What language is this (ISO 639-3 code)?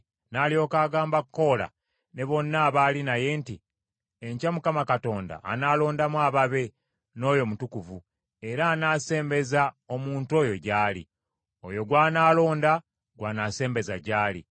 lug